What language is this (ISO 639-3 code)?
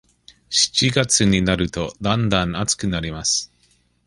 jpn